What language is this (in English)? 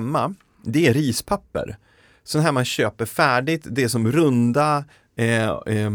Swedish